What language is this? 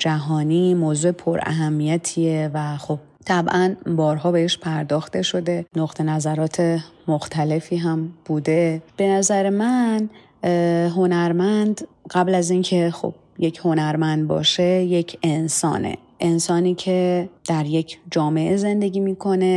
Persian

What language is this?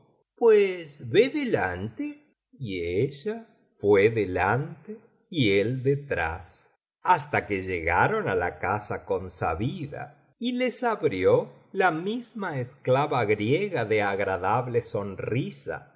Spanish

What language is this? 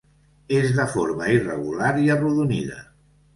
Catalan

